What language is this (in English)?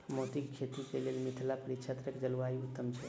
Maithili